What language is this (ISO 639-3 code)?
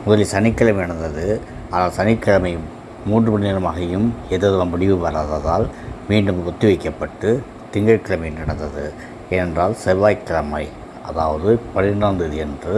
tam